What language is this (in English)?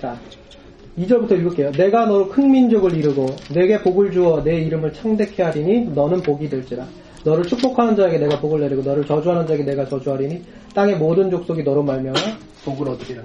Korean